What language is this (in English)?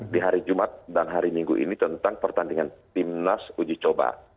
Indonesian